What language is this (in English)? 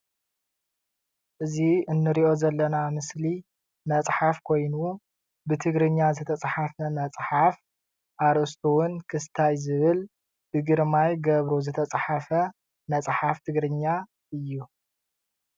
Tigrinya